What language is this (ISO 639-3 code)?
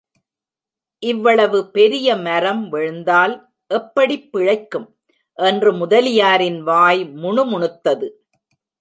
tam